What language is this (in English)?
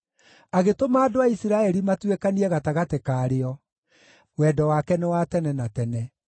Kikuyu